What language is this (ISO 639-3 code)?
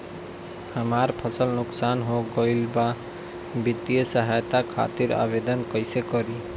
bho